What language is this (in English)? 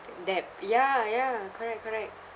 English